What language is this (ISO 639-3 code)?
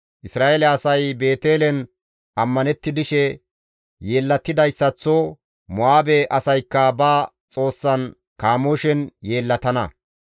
gmv